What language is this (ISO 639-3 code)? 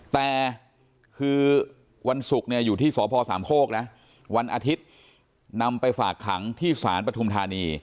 tha